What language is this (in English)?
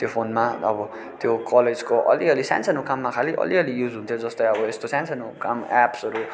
Nepali